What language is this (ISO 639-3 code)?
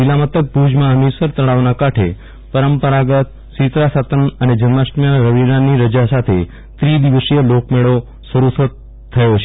guj